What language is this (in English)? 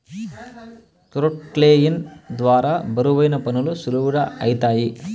Telugu